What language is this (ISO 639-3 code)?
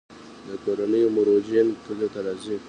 pus